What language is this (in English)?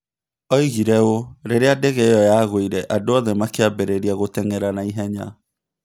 Kikuyu